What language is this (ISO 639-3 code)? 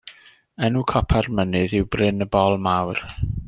cym